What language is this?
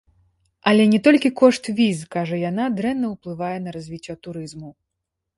Belarusian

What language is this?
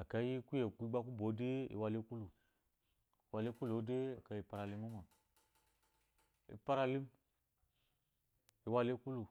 Eloyi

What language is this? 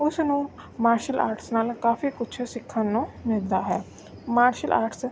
Punjabi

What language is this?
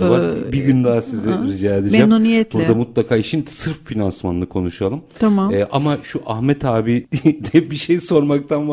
Turkish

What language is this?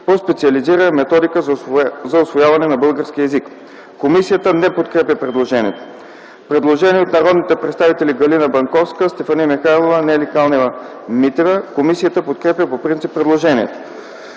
Bulgarian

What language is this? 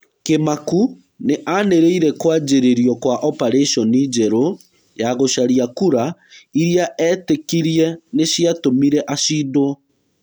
Kikuyu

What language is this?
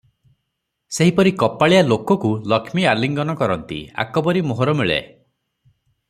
Odia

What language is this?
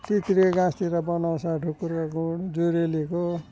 Nepali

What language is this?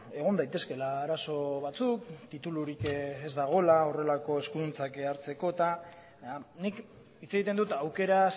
Basque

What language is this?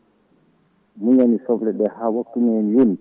Fula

